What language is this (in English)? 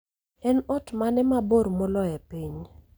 Luo (Kenya and Tanzania)